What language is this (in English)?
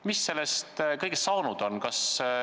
Estonian